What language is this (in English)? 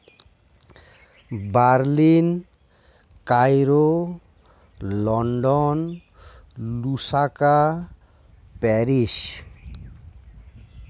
Santali